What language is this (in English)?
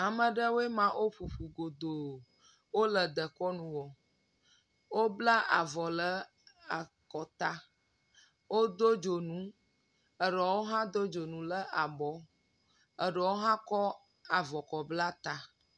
Ewe